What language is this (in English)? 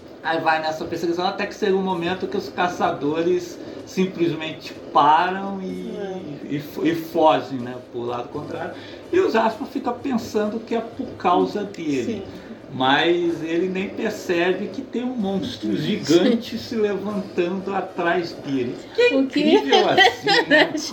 Portuguese